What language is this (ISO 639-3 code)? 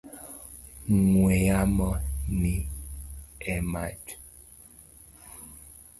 luo